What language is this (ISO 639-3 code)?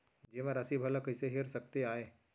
hne